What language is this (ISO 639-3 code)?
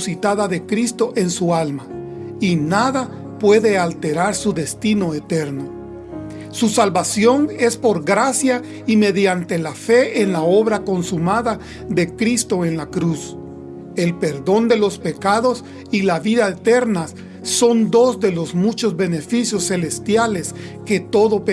spa